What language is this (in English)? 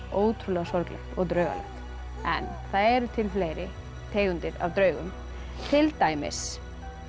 Icelandic